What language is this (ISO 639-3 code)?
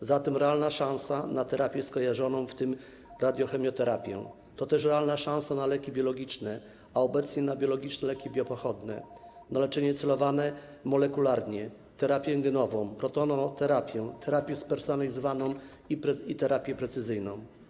pol